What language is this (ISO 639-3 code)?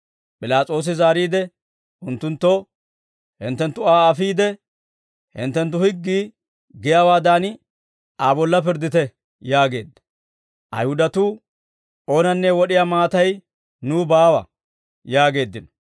dwr